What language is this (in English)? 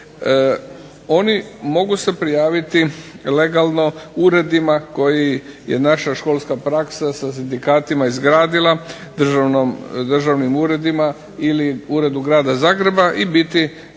Croatian